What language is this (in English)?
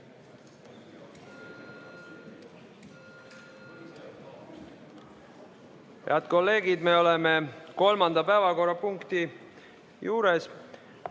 Estonian